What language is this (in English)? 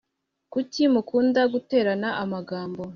Kinyarwanda